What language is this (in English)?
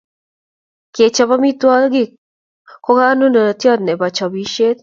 Kalenjin